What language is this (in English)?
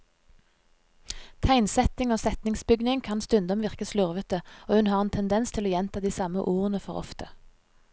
Norwegian